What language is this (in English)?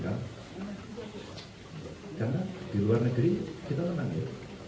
Indonesian